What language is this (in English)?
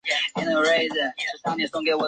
Chinese